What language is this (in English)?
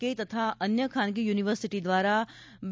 Gujarati